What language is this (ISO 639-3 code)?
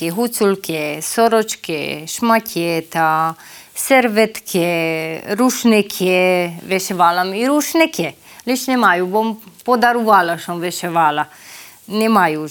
ukr